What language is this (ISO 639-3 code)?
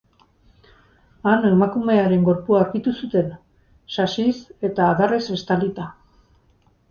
eus